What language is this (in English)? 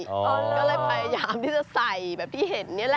Thai